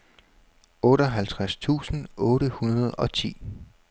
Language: Danish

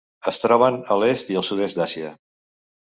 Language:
Catalan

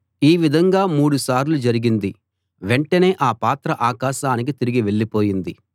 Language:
Telugu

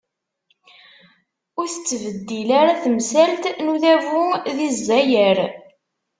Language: Kabyle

